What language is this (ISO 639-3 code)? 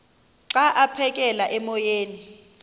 xho